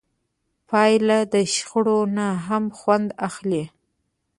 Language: Pashto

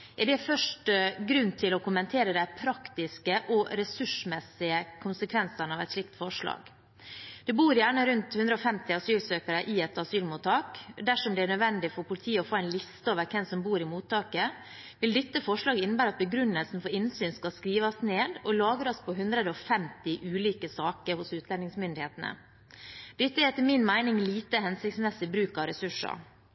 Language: Norwegian Bokmål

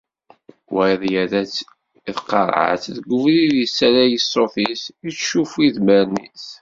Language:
Kabyle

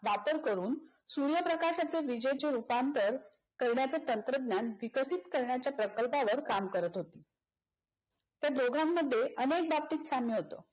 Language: Marathi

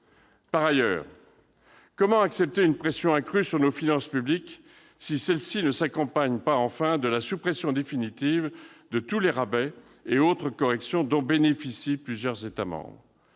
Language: French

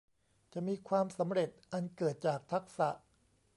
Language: Thai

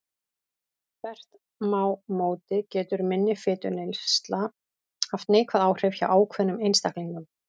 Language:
Icelandic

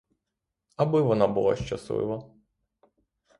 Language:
Ukrainian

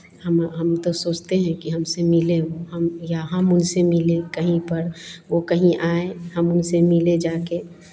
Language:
Hindi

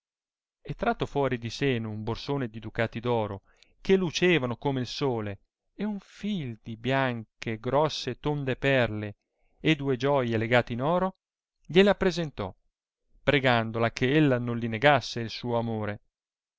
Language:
Italian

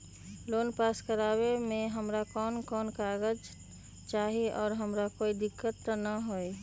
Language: Magahi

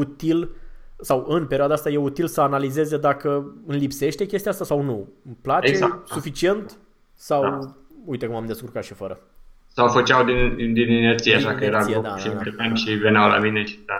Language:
Romanian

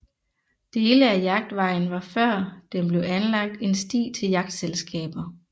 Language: Danish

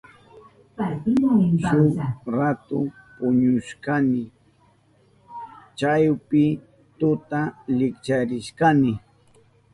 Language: Southern Pastaza Quechua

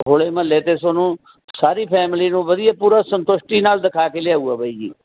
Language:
Punjabi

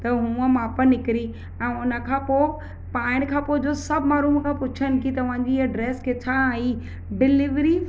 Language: Sindhi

